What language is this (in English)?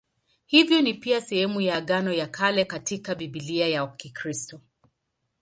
Swahili